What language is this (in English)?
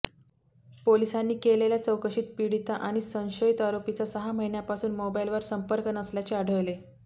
Marathi